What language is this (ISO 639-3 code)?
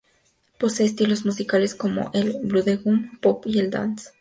spa